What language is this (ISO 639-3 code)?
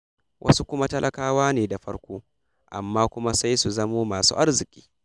hau